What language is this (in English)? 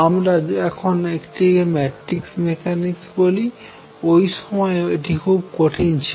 Bangla